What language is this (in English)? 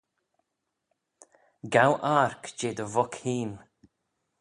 Manx